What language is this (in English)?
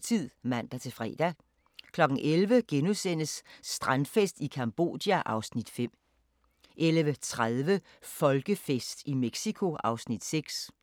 Danish